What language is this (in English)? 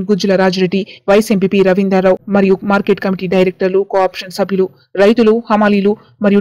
Romanian